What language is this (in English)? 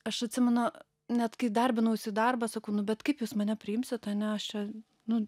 Lithuanian